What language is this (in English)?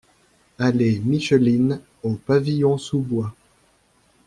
French